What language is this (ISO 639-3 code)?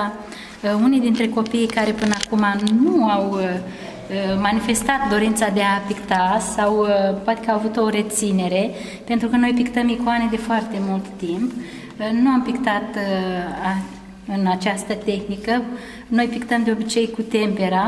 ron